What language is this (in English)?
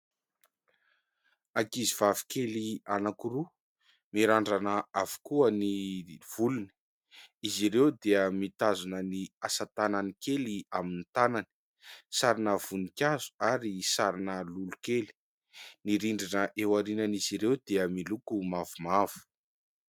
Malagasy